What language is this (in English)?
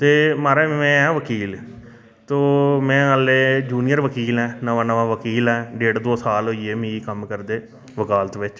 Dogri